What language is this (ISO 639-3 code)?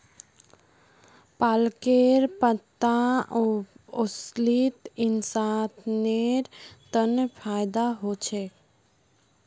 mag